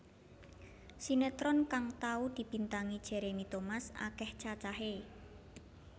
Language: Javanese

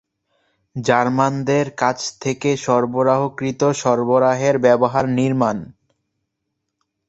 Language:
Bangla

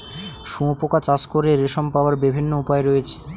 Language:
Bangla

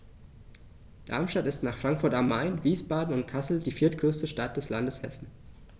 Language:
German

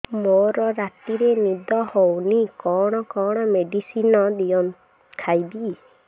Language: Odia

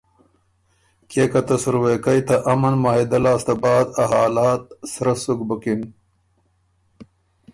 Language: Ormuri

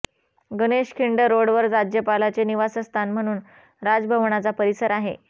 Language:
Marathi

